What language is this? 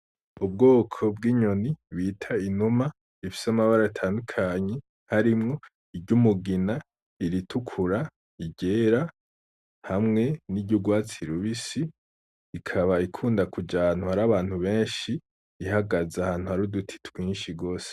Rundi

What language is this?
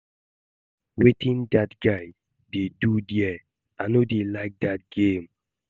Nigerian Pidgin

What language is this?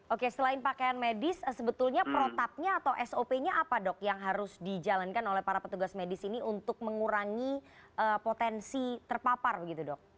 Indonesian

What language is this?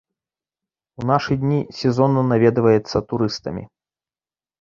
Belarusian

